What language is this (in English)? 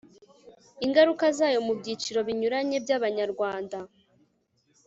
Kinyarwanda